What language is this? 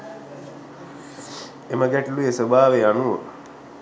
Sinhala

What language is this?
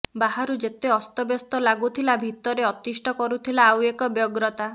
Odia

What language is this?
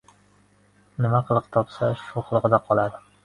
Uzbek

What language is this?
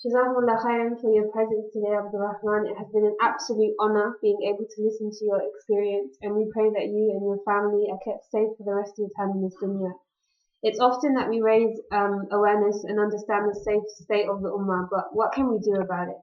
English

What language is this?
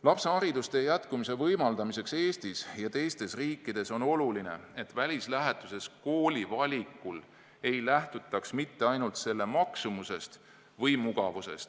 Estonian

